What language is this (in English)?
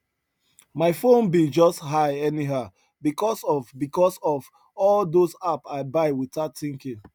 Nigerian Pidgin